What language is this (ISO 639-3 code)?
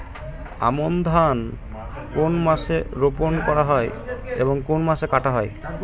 ben